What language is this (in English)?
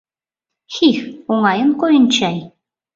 Mari